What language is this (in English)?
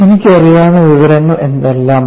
Malayalam